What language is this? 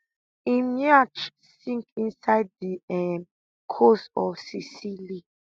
Nigerian Pidgin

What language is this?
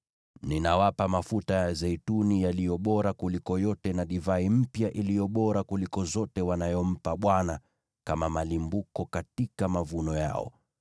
Swahili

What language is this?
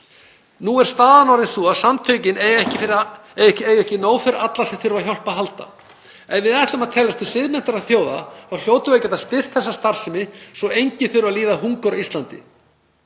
Icelandic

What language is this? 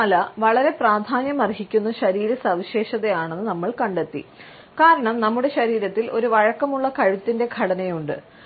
Malayalam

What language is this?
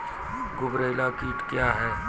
Maithili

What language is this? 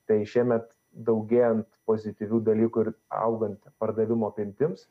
Lithuanian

